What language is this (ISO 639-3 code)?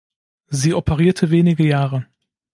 deu